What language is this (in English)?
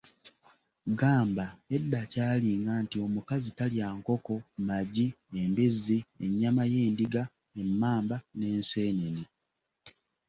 Ganda